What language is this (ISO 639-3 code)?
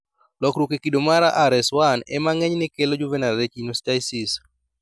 luo